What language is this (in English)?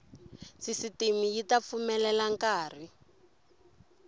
Tsonga